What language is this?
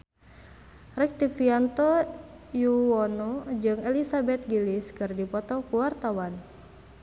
Sundanese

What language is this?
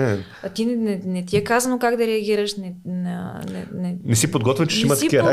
Bulgarian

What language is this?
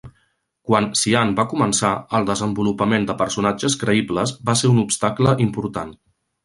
Catalan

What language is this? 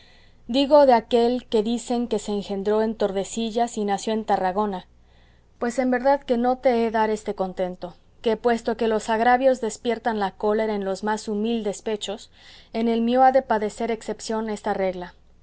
Spanish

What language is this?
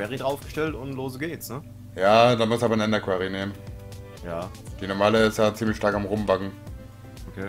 German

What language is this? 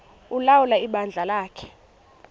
Xhosa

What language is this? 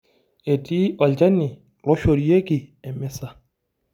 Masai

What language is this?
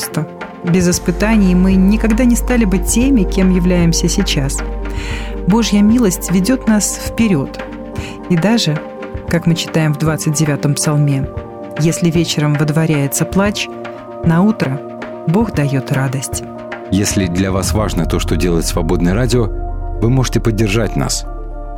Russian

